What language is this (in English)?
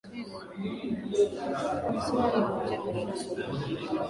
Swahili